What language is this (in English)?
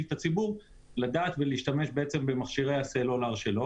Hebrew